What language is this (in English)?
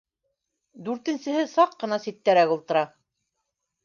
Bashkir